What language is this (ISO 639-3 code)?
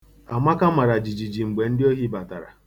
ibo